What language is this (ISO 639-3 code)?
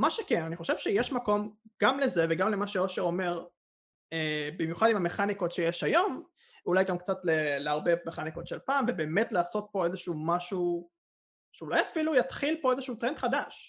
heb